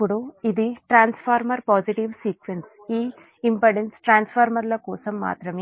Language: Telugu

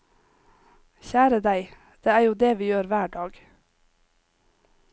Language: Norwegian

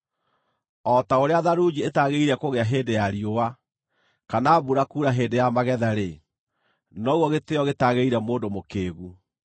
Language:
Kikuyu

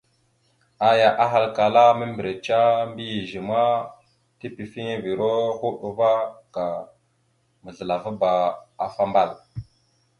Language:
Mada (Cameroon)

